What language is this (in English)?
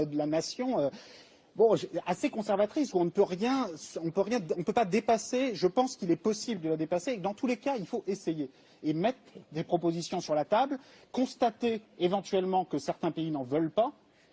French